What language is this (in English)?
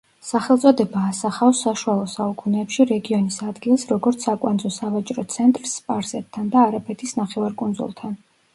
Georgian